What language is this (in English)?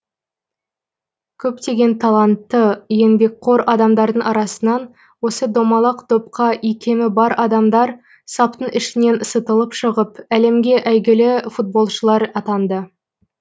Kazakh